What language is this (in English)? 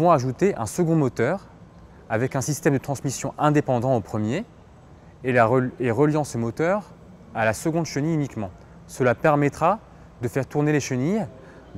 French